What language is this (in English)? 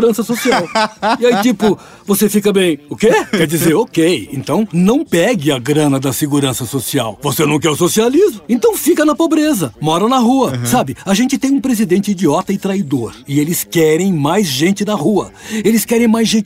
Portuguese